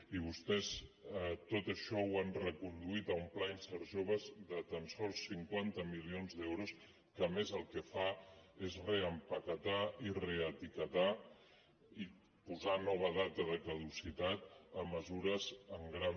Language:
Catalan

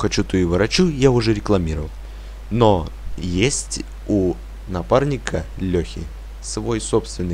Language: Russian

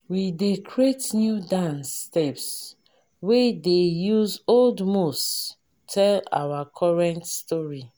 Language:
Nigerian Pidgin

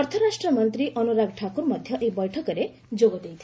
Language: Odia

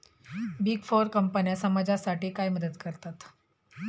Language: Marathi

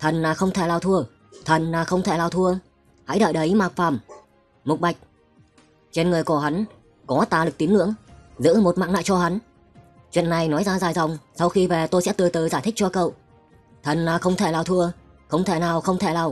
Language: Vietnamese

